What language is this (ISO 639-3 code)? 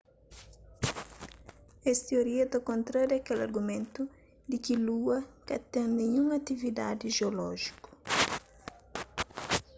kea